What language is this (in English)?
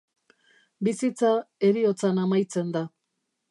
Basque